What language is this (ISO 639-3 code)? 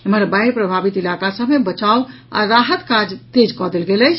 mai